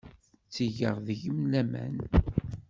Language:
Kabyle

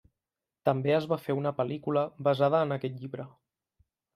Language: Catalan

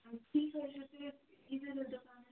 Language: Kashmiri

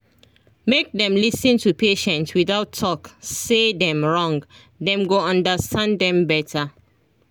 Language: Nigerian Pidgin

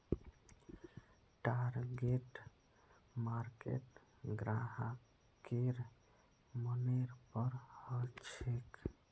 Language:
Magahi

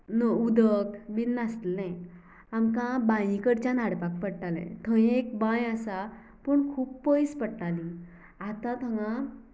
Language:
Konkani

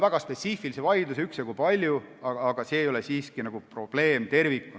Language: Estonian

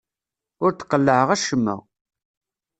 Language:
Kabyle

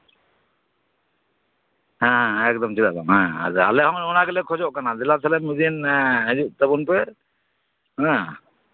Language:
Santali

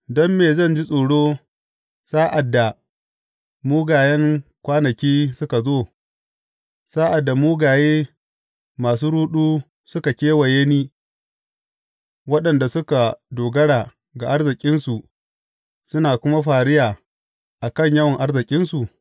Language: Hausa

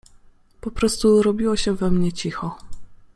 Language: Polish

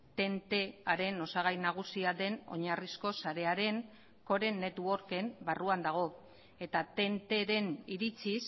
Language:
Basque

